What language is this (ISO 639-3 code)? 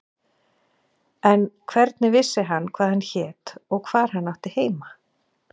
isl